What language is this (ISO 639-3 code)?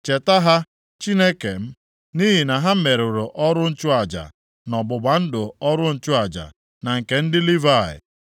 ibo